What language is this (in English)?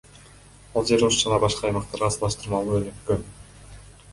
Kyrgyz